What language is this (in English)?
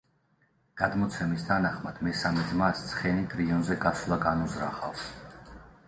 Georgian